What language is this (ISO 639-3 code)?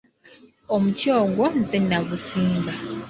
lug